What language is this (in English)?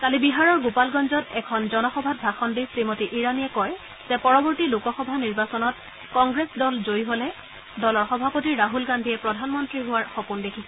Assamese